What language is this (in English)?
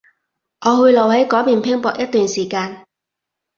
Cantonese